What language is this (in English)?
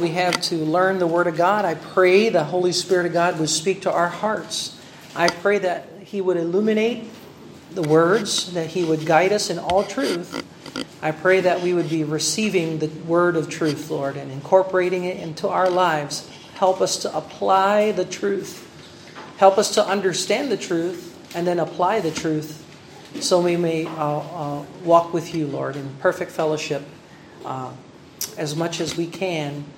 Filipino